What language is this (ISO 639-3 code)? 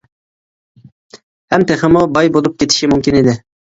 uig